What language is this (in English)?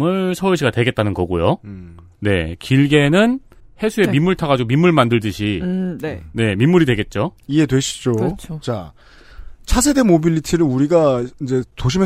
Korean